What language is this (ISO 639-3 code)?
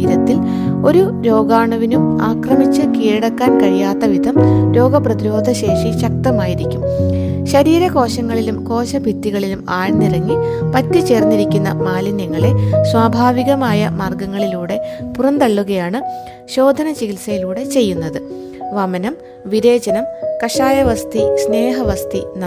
mal